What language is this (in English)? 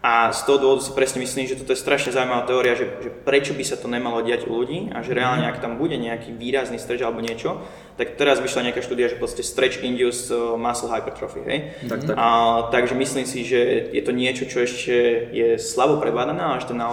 Slovak